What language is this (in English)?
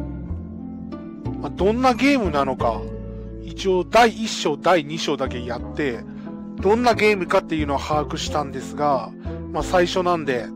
Japanese